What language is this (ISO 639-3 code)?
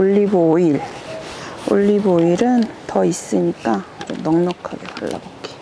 kor